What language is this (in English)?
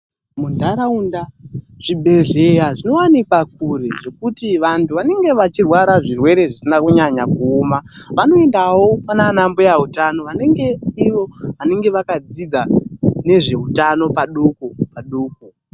Ndau